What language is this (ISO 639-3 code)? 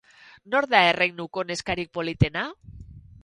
eus